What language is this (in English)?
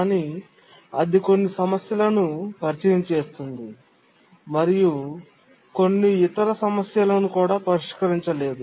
Telugu